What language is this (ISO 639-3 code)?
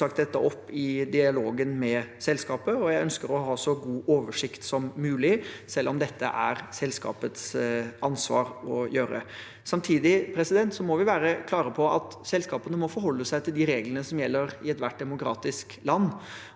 nor